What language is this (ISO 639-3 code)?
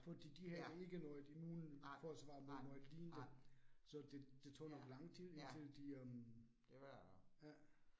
dan